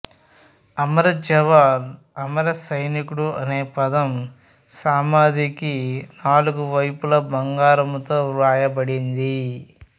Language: Telugu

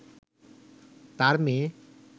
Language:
Bangla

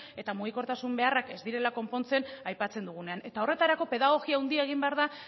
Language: Basque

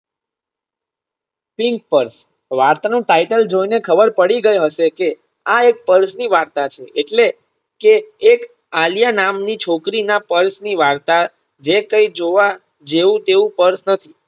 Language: Gujarati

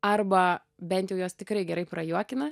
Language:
Lithuanian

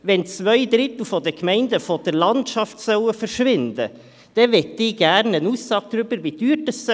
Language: Swiss German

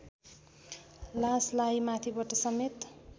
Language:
Nepali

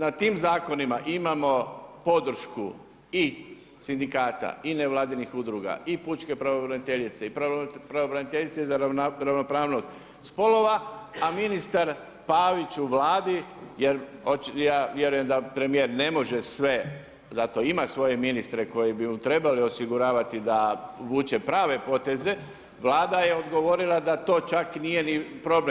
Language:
Croatian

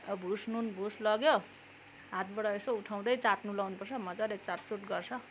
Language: Nepali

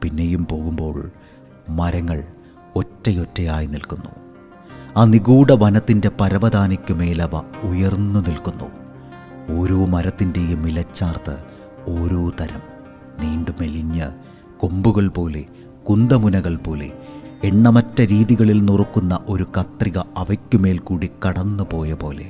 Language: Malayalam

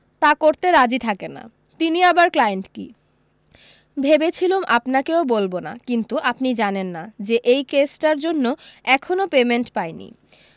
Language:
Bangla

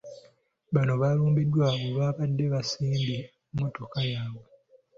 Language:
Ganda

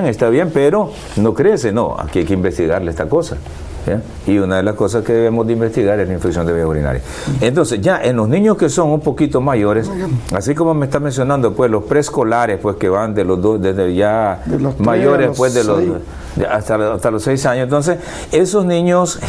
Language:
Spanish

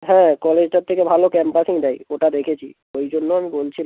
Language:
Bangla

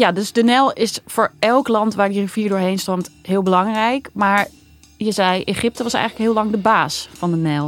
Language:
Dutch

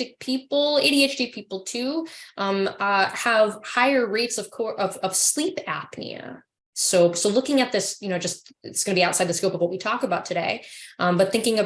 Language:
English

